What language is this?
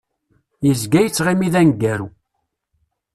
Kabyle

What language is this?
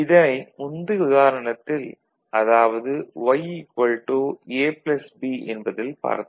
Tamil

